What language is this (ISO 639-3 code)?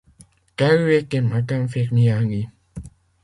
fra